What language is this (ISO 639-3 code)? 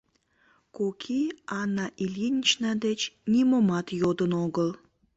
chm